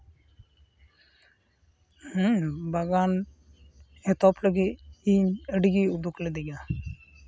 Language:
Santali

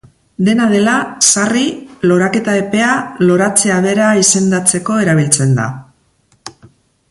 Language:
Basque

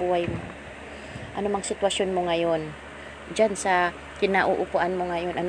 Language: Filipino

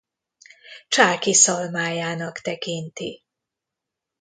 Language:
Hungarian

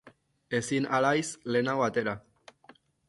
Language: Basque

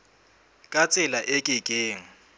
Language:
Southern Sotho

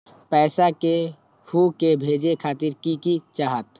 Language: Magahi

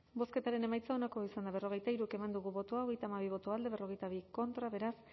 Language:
Basque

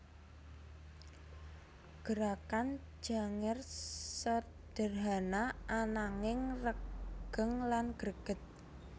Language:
Javanese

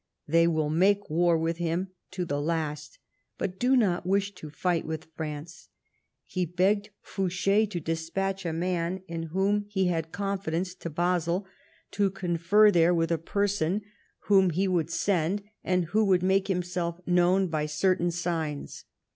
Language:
English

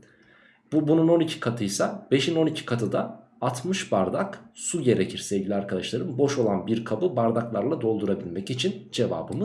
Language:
Turkish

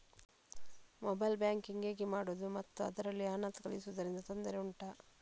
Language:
Kannada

